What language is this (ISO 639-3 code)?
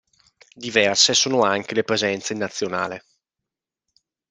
ita